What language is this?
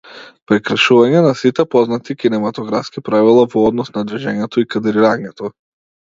Macedonian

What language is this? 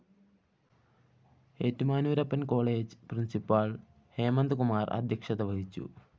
Malayalam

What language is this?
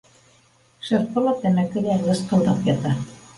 Bashkir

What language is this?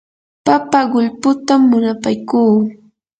Yanahuanca Pasco Quechua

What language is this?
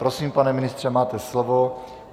Czech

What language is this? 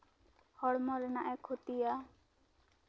Santali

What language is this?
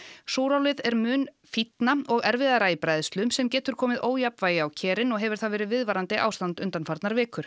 Icelandic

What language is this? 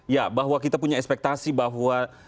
Indonesian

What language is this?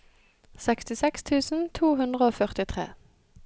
Norwegian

